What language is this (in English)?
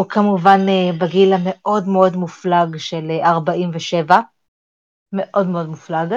Hebrew